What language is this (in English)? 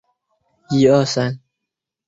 Chinese